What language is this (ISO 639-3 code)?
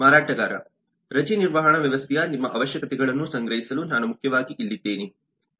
kan